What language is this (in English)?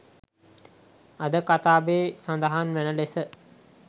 Sinhala